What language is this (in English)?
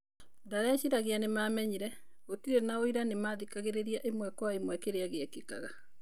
Kikuyu